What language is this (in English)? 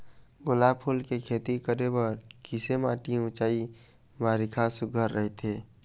Chhattisgarhi